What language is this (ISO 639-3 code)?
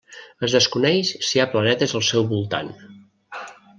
cat